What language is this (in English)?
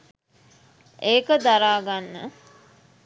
Sinhala